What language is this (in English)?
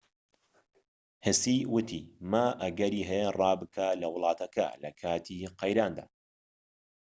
Central Kurdish